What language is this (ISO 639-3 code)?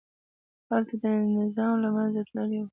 pus